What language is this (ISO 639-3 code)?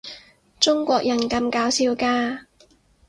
yue